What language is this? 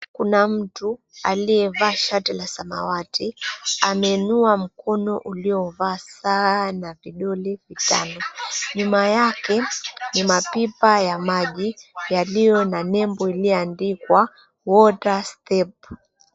Swahili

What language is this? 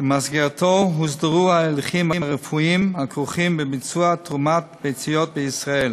Hebrew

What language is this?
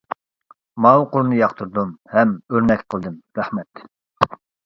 Uyghur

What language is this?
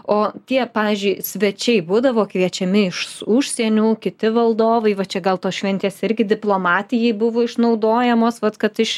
Lithuanian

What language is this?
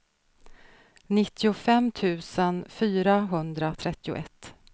Swedish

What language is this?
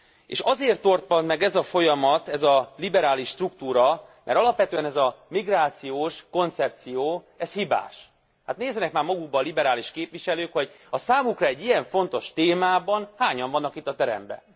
Hungarian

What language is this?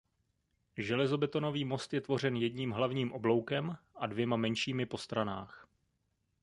Czech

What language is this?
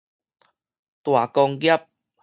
Min Nan Chinese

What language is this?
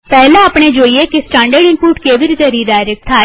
Gujarati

